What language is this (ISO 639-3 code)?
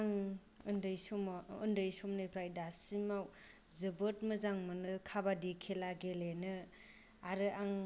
brx